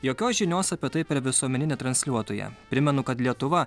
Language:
Lithuanian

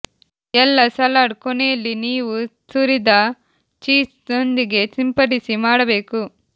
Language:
Kannada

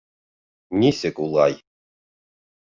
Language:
Bashkir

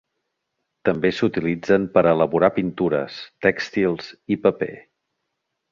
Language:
Catalan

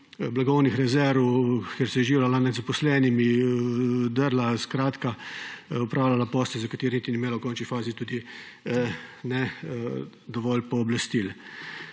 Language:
Slovenian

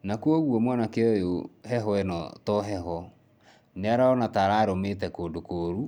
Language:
Kikuyu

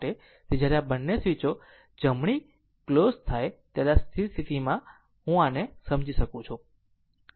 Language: Gujarati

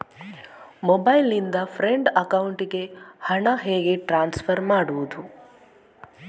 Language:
Kannada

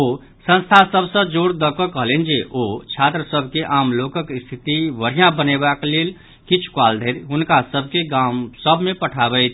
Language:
Maithili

